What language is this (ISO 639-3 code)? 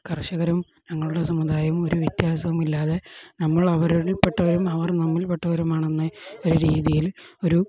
mal